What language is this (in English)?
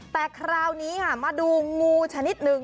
Thai